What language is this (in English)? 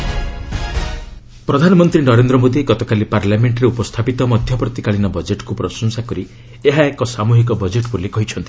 Odia